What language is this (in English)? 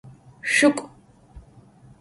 Adyghe